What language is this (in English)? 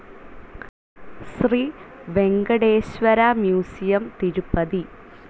Malayalam